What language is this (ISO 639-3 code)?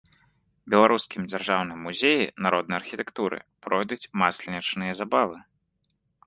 bel